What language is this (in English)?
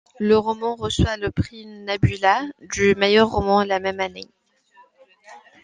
French